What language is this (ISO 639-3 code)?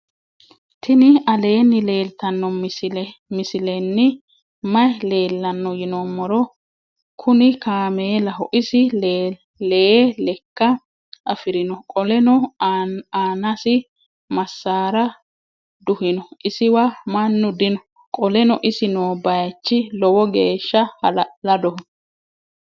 sid